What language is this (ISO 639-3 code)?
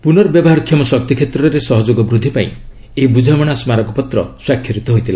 ori